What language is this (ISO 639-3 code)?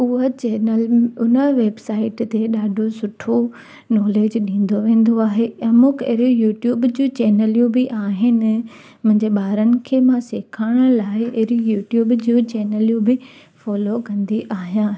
snd